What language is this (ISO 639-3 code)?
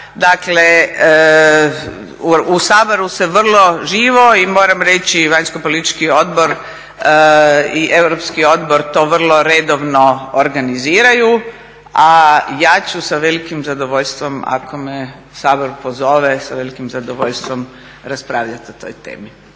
hrv